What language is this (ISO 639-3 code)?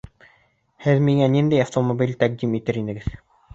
bak